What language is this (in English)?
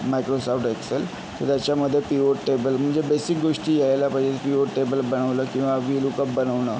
Marathi